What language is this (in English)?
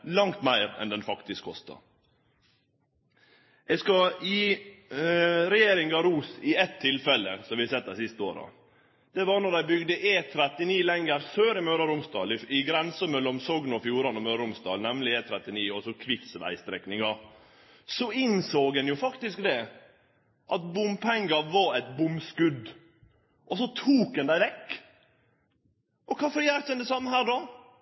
Norwegian Nynorsk